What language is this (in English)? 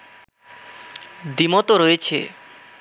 Bangla